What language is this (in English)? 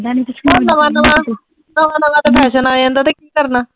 Punjabi